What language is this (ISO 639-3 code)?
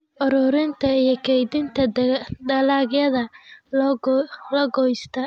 som